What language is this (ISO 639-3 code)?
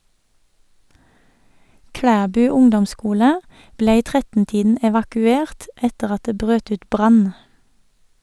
nor